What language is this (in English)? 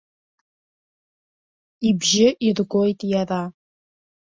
Abkhazian